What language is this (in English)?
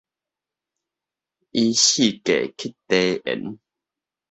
Min Nan Chinese